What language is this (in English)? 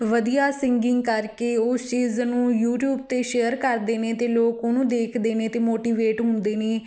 Punjabi